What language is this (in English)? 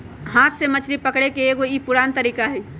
Magahi